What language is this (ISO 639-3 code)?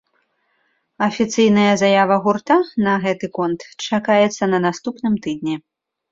bel